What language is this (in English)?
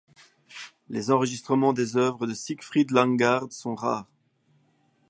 French